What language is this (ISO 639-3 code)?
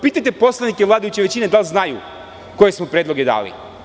srp